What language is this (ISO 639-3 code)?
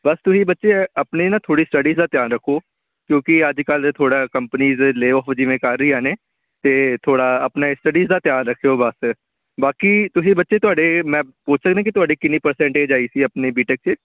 pan